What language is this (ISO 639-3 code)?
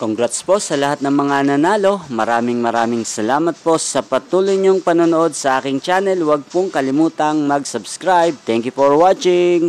fil